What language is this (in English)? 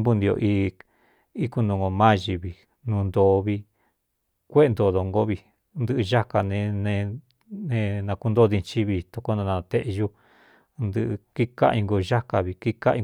Cuyamecalco Mixtec